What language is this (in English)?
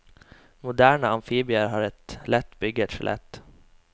Norwegian